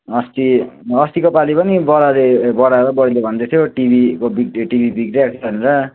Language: Nepali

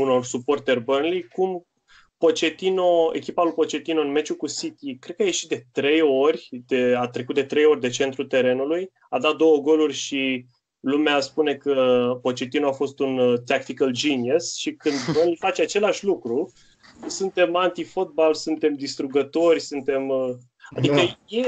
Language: Romanian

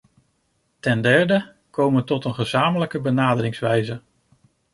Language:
Dutch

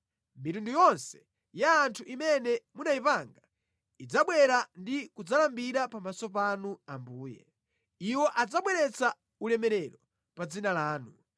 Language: Nyanja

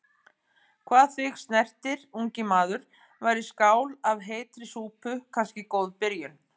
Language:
Icelandic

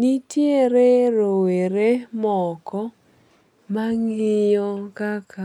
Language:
Luo (Kenya and Tanzania)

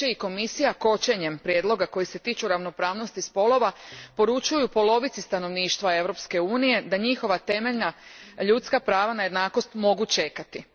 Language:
Croatian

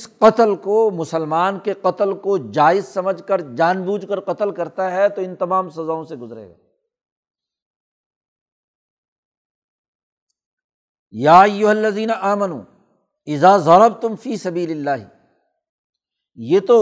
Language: Urdu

